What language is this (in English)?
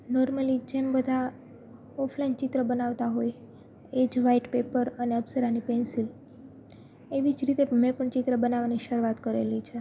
Gujarati